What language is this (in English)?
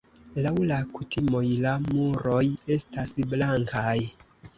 Esperanto